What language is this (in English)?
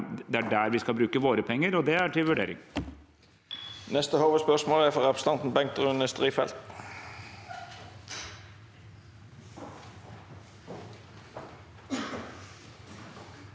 Norwegian